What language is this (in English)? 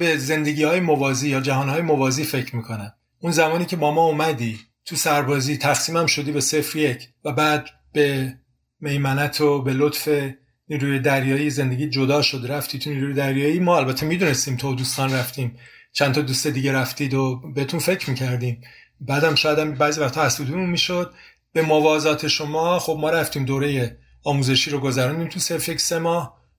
Persian